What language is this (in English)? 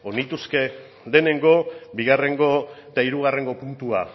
Basque